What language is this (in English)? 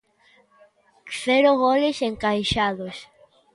Galician